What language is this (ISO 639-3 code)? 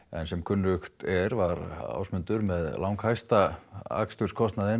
isl